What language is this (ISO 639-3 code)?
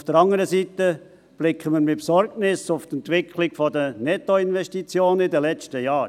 gsw